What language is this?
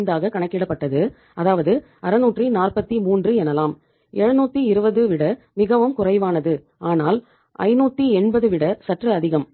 Tamil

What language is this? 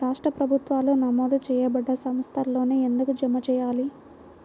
Telugu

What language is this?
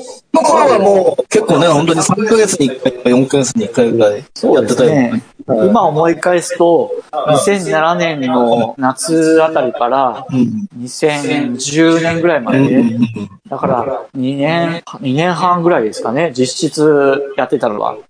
Japanese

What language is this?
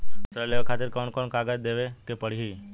Bhojpuri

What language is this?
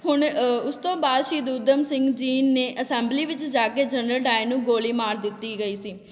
Punjabi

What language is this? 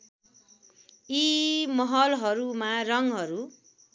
Nepali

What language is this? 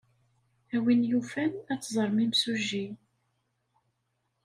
Kabyle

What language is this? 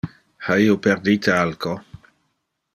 Interlingua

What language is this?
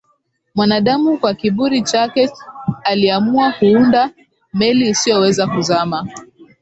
Swahili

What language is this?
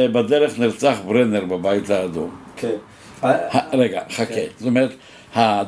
Hebrew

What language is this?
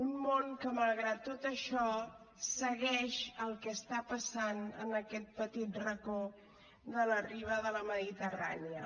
Catalan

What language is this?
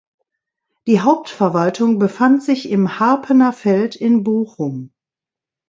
German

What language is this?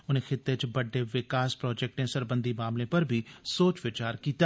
Dogri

